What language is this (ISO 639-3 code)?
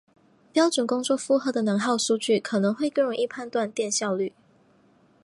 zho